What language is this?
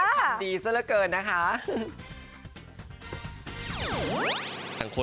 Thai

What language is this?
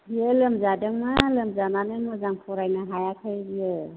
Bodo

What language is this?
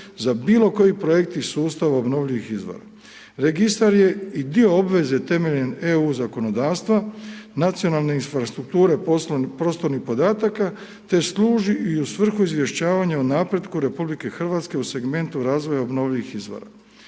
Croatian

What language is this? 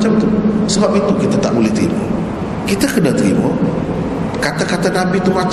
Malay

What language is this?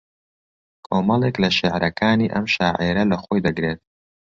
Central Kurdish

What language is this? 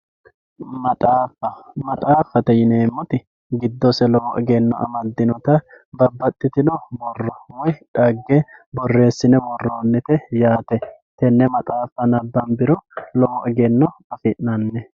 Sidamo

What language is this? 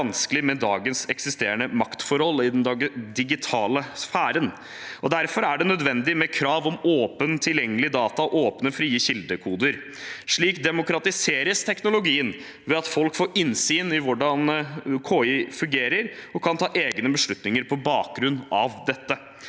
Norwegian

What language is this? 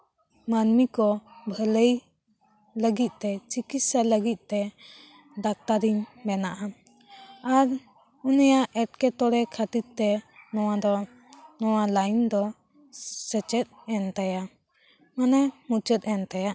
Santali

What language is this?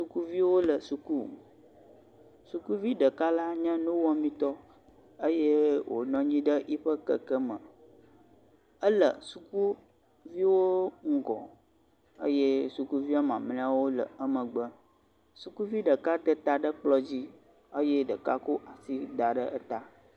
Ewe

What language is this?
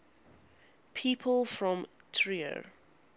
English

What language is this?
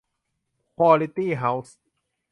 Thai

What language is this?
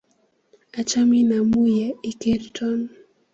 Kalenjin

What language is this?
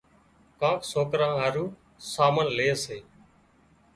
Wadiyara Koli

